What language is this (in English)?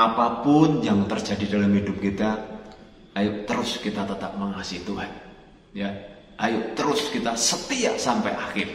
Indonesian